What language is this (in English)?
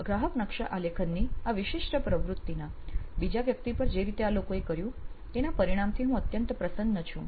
Gujarati